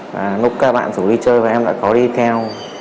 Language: Vietnamese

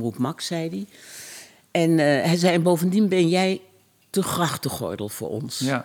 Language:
Dutch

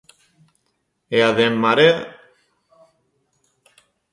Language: Galician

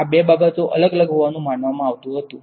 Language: Gujarati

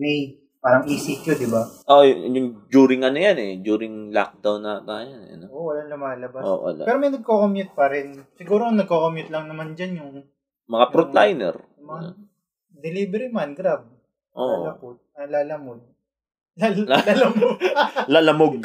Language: Filipino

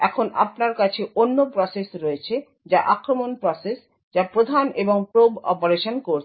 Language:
Bangla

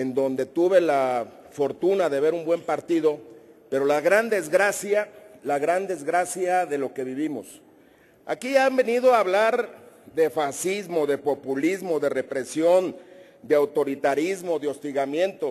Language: Spanish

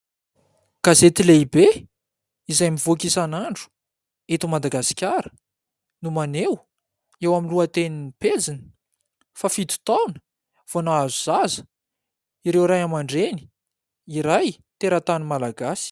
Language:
Malagasy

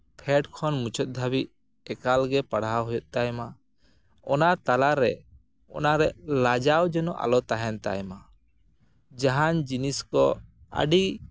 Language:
Santali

